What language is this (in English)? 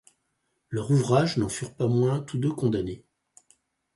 French